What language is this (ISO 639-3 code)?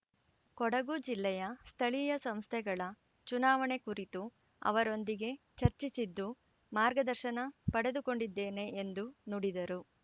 kan